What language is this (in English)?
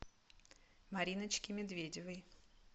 Russian